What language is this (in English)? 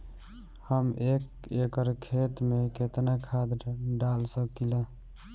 Bhojpuri